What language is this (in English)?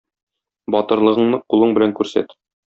Tatar